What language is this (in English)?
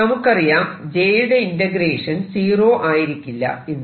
Malayalam